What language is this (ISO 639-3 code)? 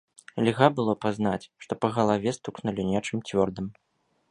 bel